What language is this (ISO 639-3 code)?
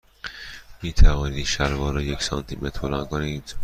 fas